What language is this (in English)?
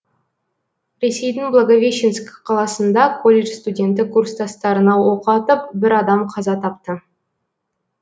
Kazakh